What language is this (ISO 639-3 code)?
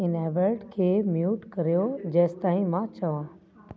snd